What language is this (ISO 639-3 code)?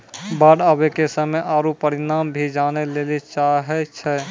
mai